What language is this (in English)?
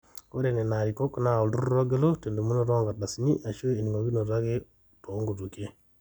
Masai